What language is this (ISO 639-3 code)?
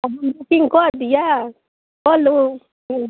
mai